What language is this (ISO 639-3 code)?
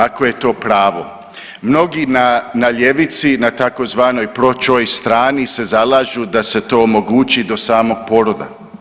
hrv